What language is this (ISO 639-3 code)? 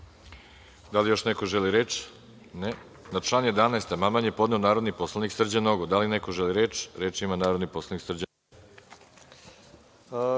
srp